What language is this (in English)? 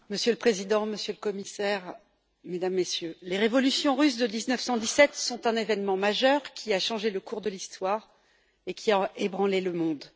French